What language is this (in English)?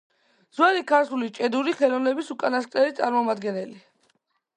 Georgian